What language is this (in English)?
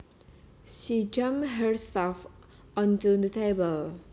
Javanese